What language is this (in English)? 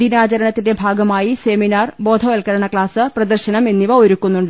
Malayalam